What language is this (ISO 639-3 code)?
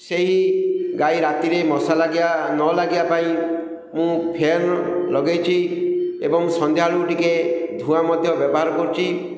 ori